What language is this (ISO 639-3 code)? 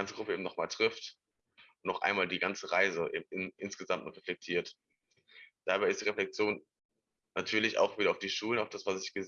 deu